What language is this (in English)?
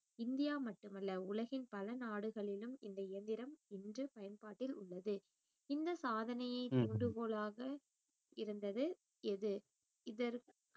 Tamil